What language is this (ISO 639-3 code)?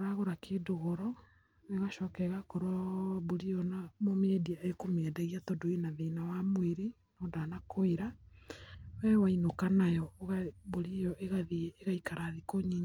kik